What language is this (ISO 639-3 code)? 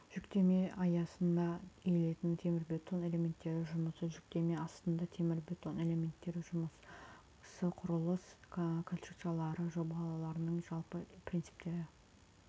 kaz